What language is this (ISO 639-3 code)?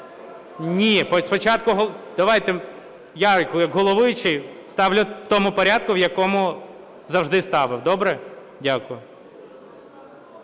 ukr